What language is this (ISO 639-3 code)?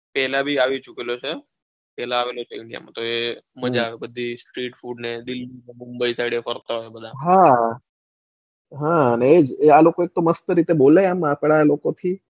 guj